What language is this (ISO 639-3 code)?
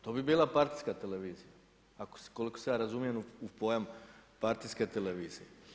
hrv